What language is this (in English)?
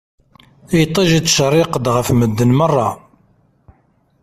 Kabyle